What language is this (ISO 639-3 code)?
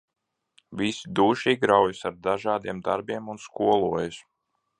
lav